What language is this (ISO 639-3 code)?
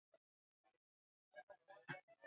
swa